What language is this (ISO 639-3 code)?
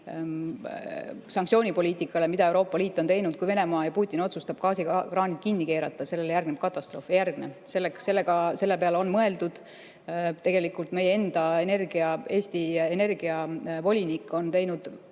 est